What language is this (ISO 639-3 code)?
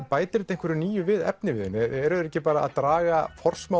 isl